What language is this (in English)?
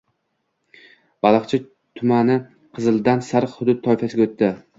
Uzbek